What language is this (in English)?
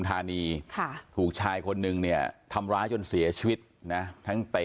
Thai